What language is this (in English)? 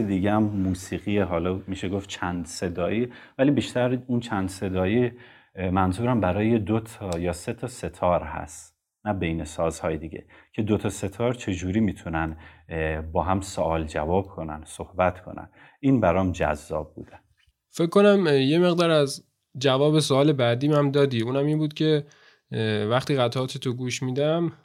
Persian